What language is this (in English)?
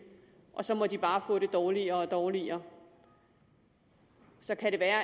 Danish